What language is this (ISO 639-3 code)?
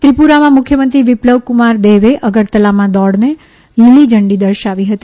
guj